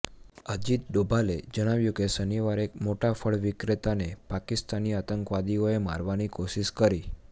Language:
Gujarati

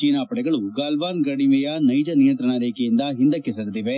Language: Kannada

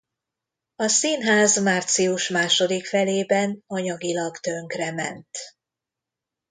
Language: Hungarian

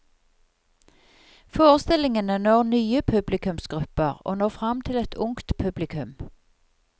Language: Norwegian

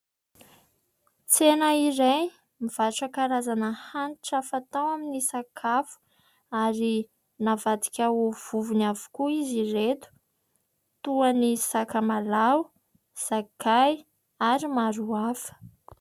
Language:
Malagasy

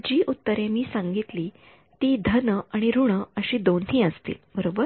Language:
Marathi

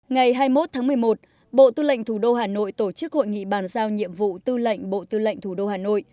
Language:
Vietnamese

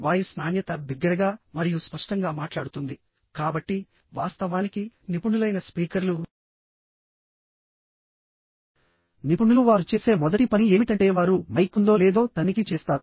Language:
Telugu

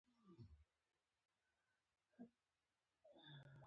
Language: Pashto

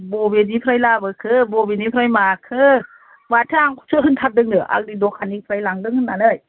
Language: Bodo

